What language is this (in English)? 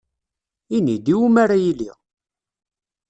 Kabyle